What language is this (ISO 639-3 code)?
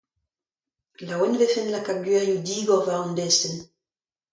bre